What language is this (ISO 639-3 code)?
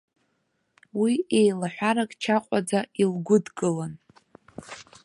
abk